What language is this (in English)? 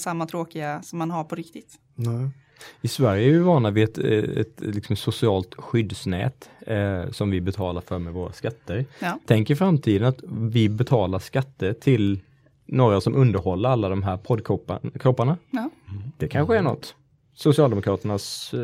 Swedish